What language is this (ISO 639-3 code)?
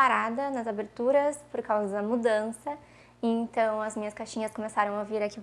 por